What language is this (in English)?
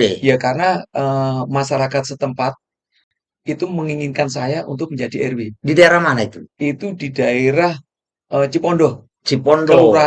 Indonesian